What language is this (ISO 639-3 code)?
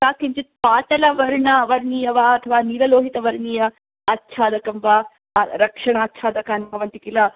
san